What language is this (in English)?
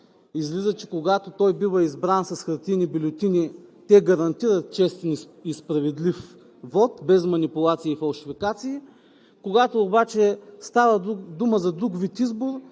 Bulgarian